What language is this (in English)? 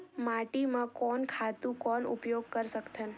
Chhattisgarhi